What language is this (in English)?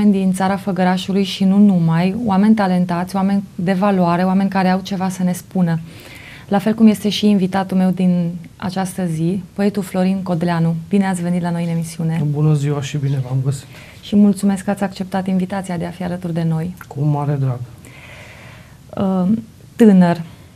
Romanian